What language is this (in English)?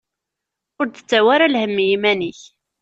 Kabyle